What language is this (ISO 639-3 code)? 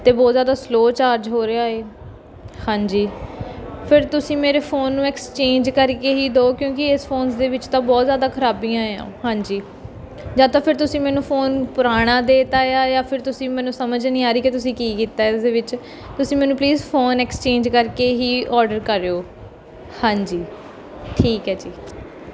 pan